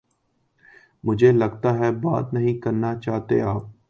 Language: Urdu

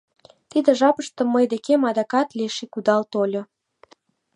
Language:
Mari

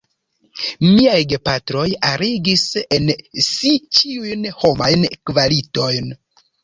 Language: Esperanto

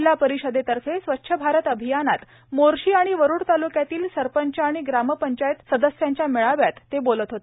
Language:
Marathi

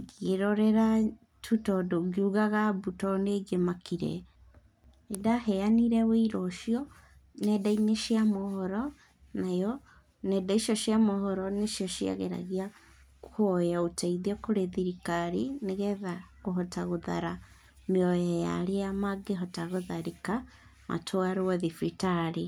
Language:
Kikuyu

